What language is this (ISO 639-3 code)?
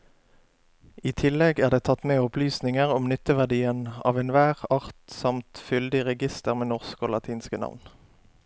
nor